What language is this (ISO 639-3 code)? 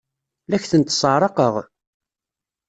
kab